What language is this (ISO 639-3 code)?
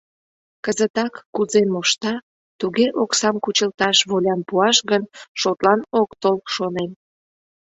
chm